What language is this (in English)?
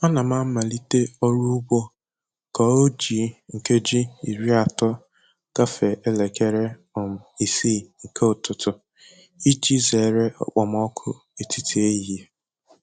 Igbo